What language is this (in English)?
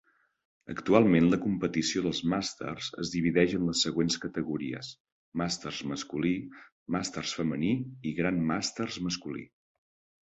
Catalan